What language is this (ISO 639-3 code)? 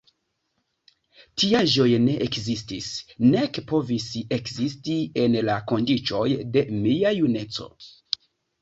epo